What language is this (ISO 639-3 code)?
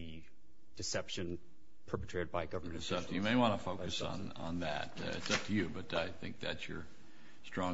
eng